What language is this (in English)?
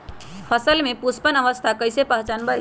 Magahi